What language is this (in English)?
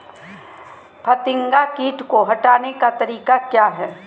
Magahi